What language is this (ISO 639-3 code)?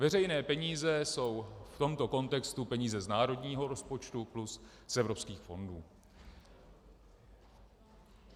ces